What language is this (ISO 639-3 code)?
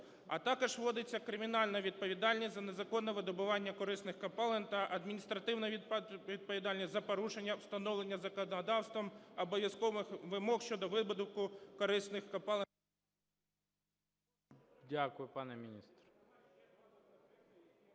ukr